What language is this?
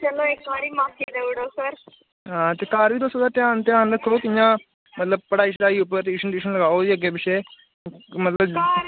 Dogri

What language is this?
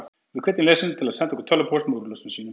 Icelandic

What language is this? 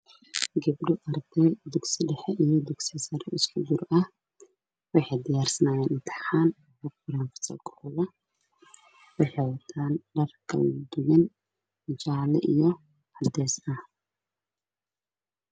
Somali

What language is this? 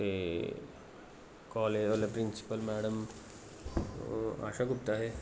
Dogri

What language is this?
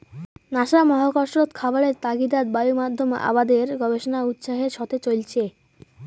Bangla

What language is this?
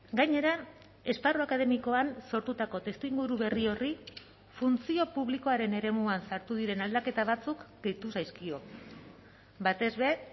Basque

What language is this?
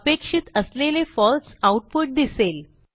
Marathi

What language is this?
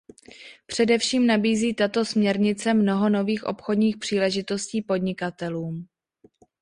Czech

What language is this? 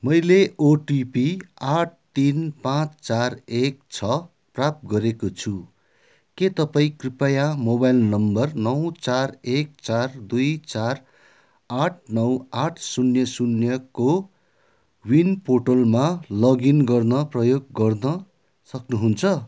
Nepali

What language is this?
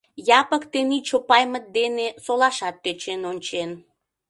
Mari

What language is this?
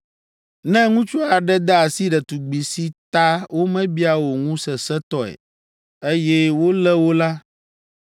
Ewe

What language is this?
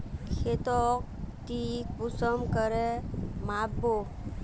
Magahi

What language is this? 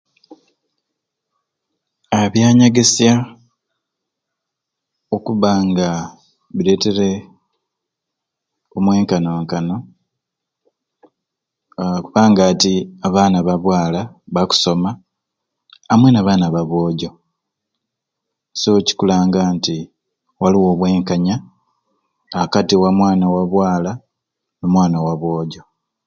Ruuli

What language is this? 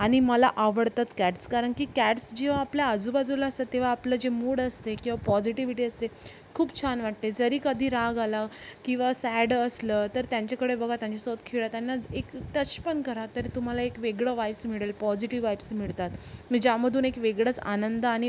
Marathi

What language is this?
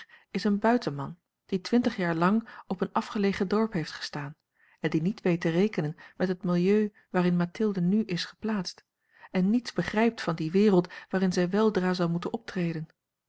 Dutch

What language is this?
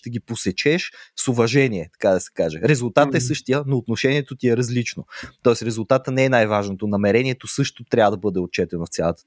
Bulgarian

